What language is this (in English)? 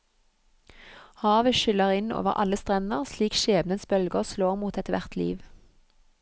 Norwegian